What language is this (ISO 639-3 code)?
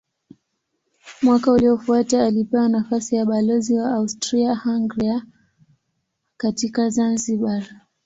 swa